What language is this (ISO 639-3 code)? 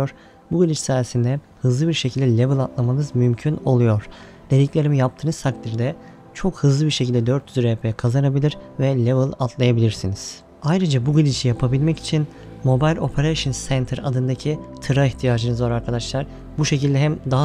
tur